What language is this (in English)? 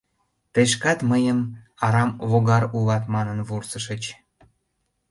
Mari